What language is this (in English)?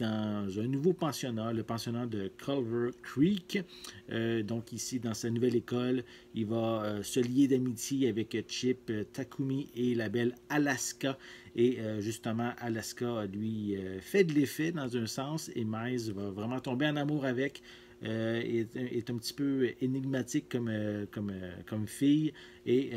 French